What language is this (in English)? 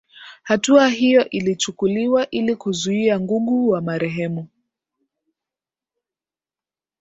Swahili